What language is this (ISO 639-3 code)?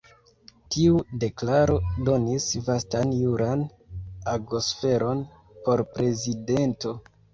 epo